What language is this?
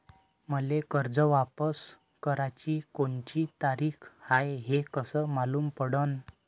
Marathi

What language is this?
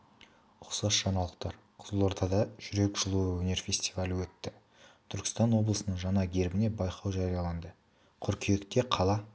Kazakh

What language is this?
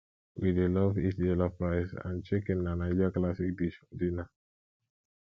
Nigerian Pidgin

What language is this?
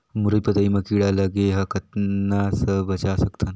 Chhattisgarhi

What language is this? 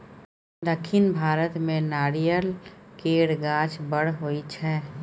Maithili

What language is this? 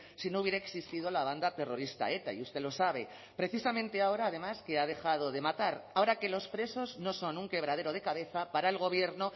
Spanish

